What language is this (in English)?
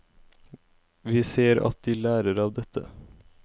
Norwegian